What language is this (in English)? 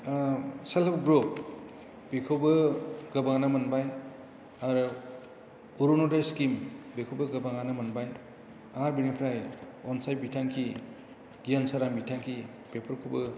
Bodo